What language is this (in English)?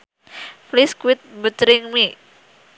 Sundanese